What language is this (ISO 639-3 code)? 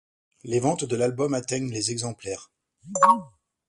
fra